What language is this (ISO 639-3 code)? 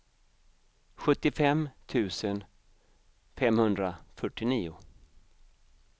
swe